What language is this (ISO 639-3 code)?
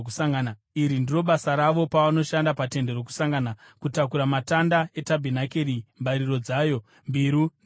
sna